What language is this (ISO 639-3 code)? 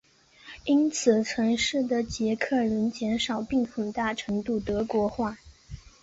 zho